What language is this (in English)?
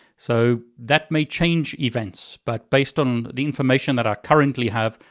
English